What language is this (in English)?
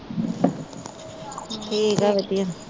Punjabi